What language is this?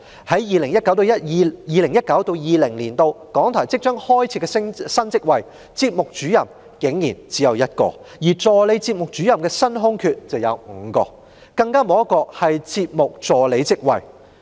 Cantonese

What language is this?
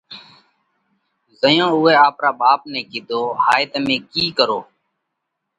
Parkari Koli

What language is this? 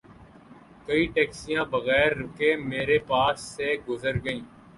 Urdu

